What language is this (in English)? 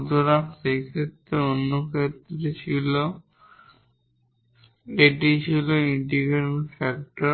Bangla